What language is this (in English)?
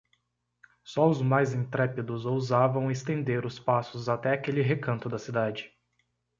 Portuguese